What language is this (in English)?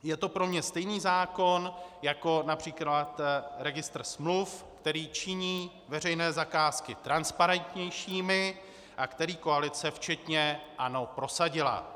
Czech